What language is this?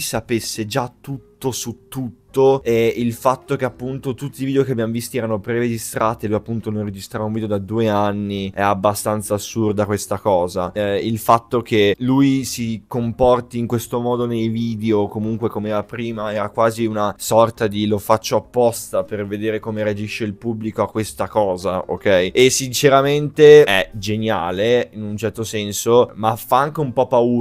Italian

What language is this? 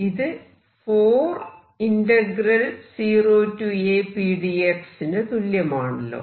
Malayalam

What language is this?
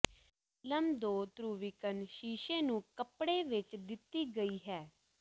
Punjabi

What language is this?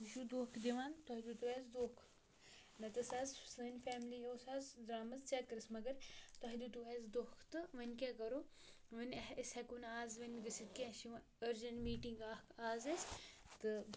Kashmiri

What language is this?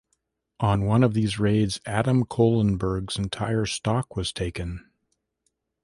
English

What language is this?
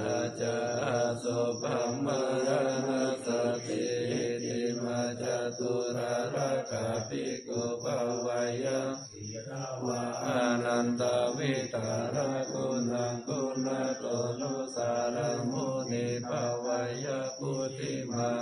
Thai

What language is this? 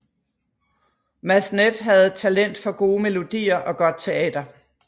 Danish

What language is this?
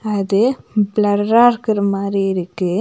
Tamil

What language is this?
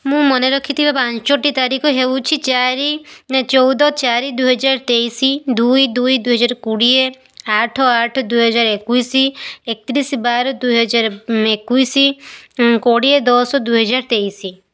Odia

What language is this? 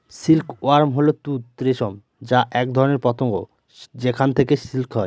Bangla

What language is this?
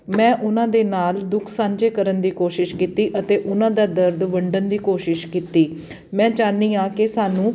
Punjabi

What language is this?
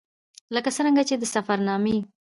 Pashto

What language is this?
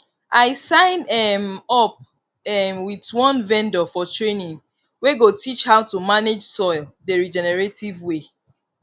Nigerian Pidgin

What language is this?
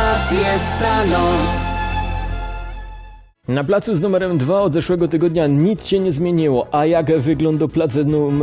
Polish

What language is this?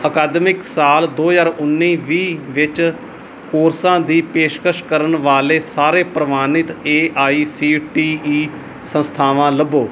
Punjabi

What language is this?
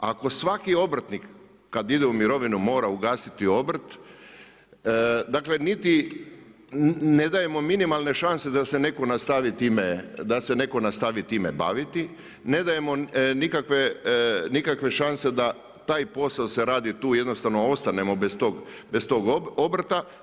Croatian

